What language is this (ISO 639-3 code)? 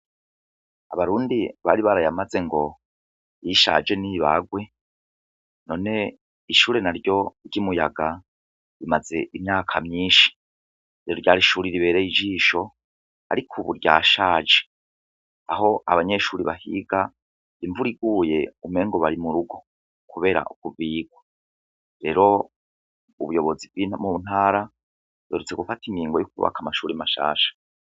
run